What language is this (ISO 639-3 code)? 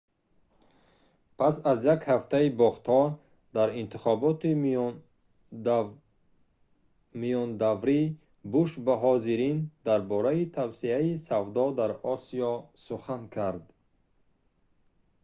tgk